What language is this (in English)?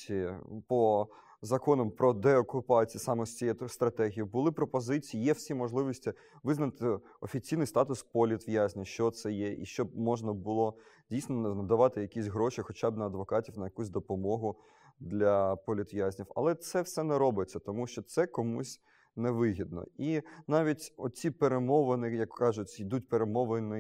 Ukrainian